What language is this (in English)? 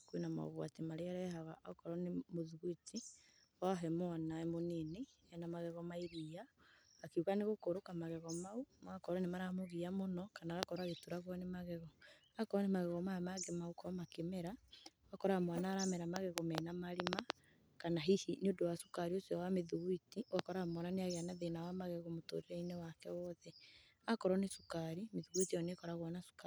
Kikuyu